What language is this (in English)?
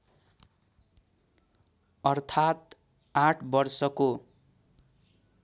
Nepali